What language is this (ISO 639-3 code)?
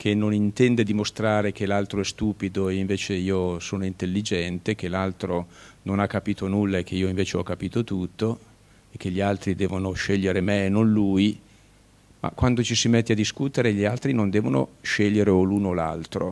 ita